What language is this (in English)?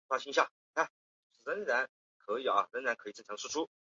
Chinese